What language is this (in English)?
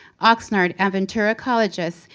English